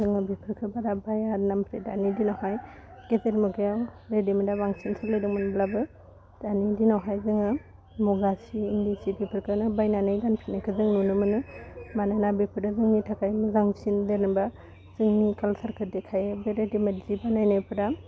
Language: Bodo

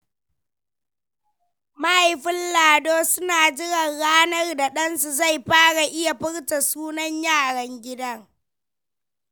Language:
Hausa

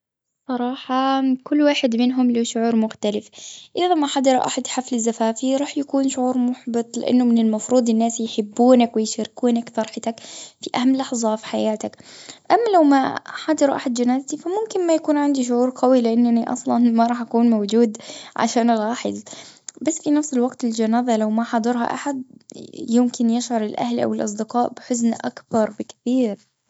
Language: Gulf Arabic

